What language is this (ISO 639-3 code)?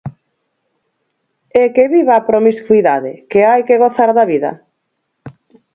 glg